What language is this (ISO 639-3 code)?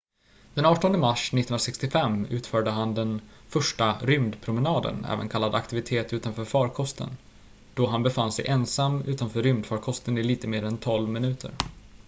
swe